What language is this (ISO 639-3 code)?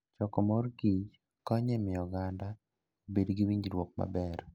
luo